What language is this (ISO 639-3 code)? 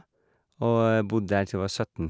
nor